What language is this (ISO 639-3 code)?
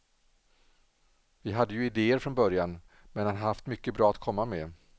swe